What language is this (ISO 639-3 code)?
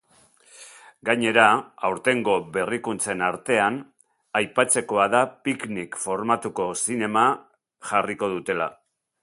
eus